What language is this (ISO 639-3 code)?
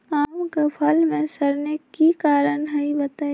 mag